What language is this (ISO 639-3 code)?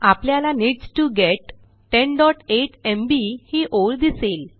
mar